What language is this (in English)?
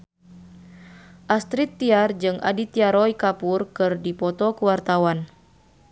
Sundanese